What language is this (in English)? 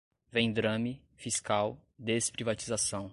Portuguese